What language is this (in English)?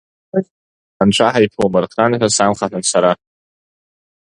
Abkhazian